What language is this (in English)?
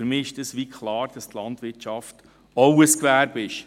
Swiss German